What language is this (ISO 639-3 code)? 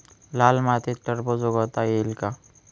mar